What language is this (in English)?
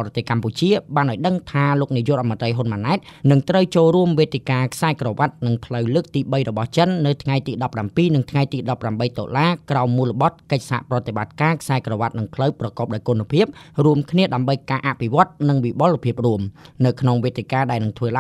Thai